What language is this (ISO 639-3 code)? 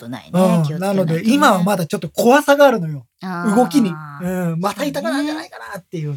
jpn